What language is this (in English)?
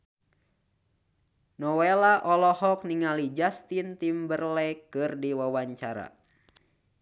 Sundanese